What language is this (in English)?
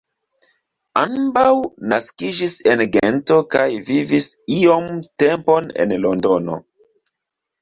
Esperanto